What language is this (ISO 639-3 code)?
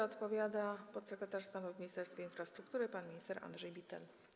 pol